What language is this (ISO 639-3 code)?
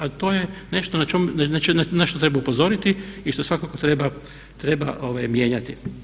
hrv